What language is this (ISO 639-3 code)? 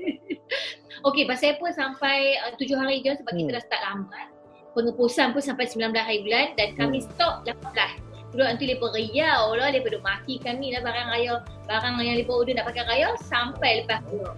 msa